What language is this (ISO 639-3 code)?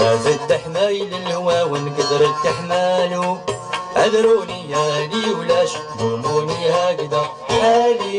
ara